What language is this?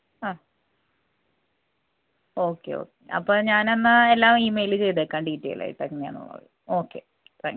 Malayalam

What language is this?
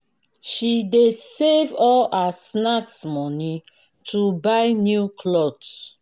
Nigerian Pidgin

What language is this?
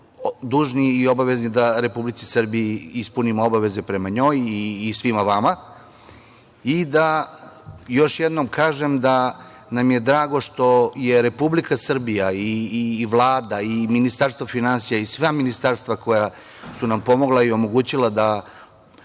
Serbian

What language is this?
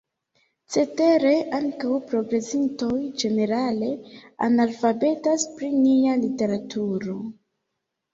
Esperanto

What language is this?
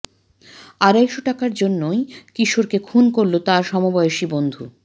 Bangla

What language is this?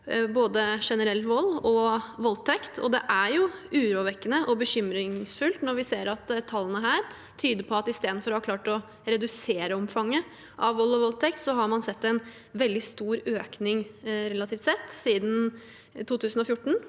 Norwegian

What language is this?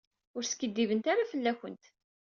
Kabyle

